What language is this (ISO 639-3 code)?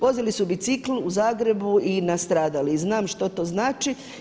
hrv